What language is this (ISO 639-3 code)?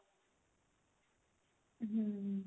pan